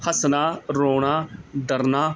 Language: Punjabi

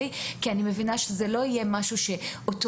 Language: Hebrew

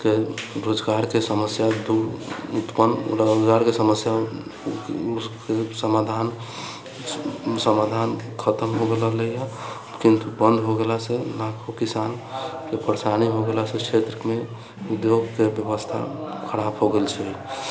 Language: Maithili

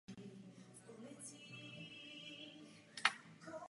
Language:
Czech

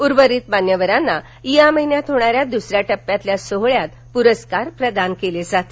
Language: Marathi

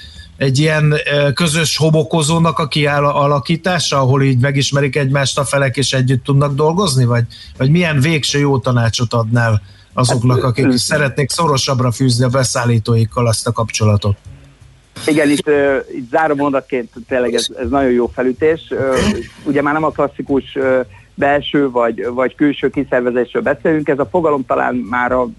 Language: Hungarian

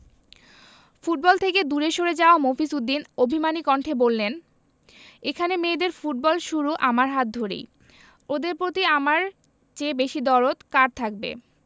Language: Bangla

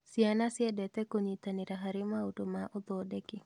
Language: Kikuyu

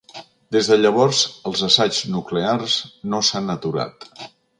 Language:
Catalan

